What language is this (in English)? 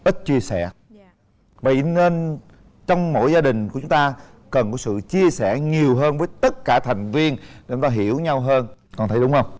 Vietnamese